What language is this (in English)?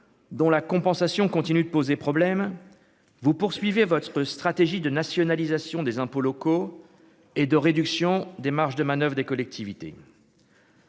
French